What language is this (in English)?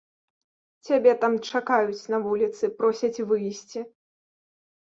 Belarusian